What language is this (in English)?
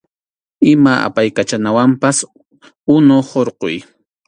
Arequipa-La Unión Quechua